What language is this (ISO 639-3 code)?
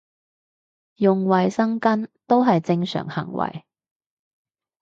yue